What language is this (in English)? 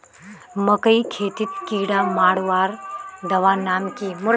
Magahi